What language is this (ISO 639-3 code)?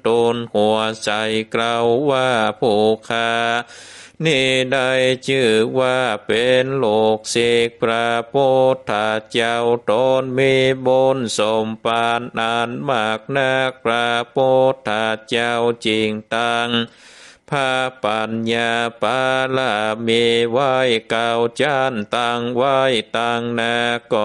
tha